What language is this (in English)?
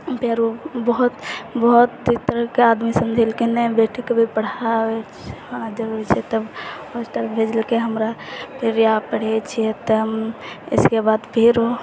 Maithili